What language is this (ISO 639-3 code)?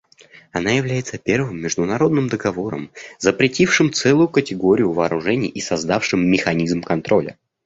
rus